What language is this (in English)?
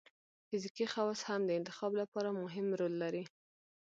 Pashto